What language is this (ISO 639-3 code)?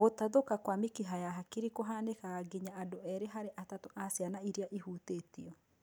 kik